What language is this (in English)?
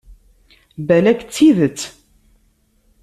Kabyle